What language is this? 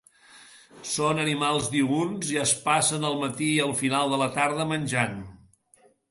Catalan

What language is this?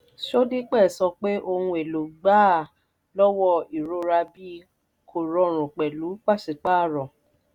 Yoruba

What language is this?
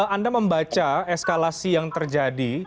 Indonesian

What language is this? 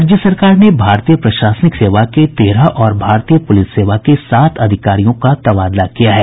Hindi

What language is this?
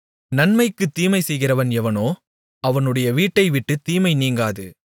Tamil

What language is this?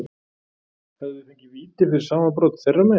Icelandic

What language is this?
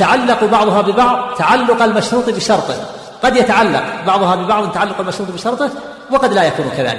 Arabic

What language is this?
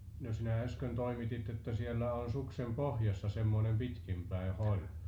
Finnish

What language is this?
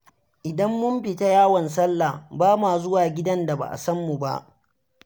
Hausa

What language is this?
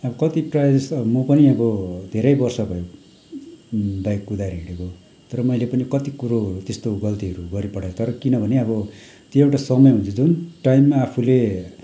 Nepali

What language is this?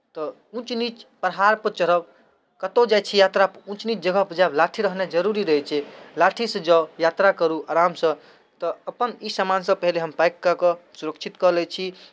Maithili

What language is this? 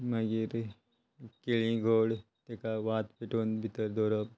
Konkani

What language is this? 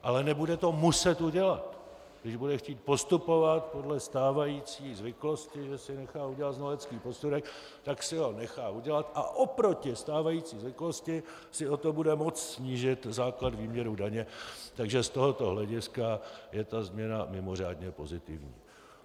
Czech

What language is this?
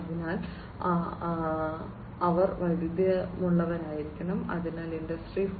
Malayalam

